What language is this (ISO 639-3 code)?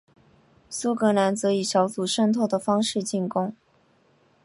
zho